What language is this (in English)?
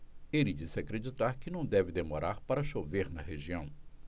Portuguese